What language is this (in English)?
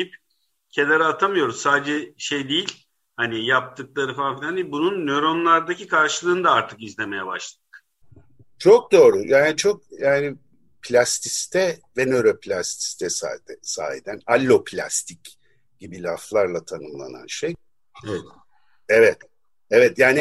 Turkish